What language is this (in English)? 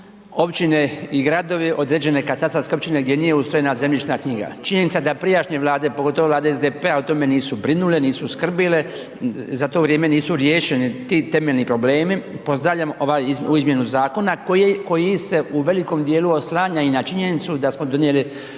Croatian